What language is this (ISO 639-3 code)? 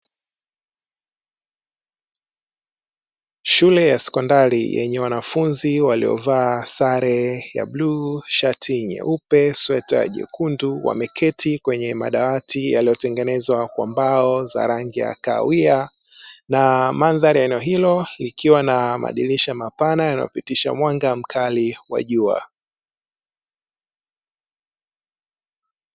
swa